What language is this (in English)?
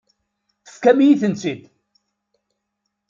Kabyle